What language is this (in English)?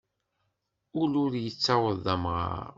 Kabyle